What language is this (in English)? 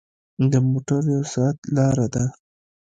Pashto